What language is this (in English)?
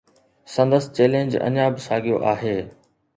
Sindhi